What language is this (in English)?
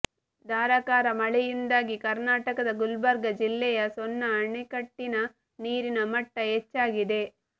Kannada